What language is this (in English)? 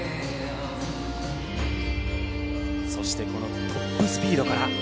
Japanese